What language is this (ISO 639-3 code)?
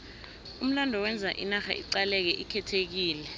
nbl